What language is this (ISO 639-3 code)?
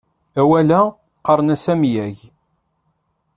kab